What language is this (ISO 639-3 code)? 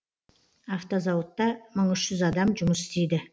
kaz